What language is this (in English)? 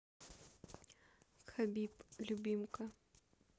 Russian